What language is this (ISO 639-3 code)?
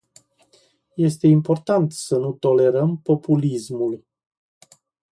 ron